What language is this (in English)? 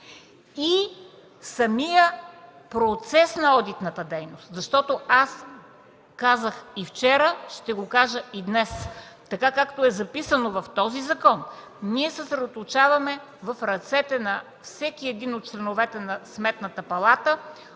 Bulgarian